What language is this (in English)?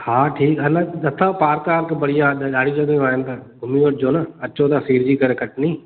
Sindhi